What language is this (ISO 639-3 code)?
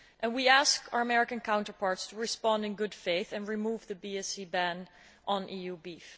eng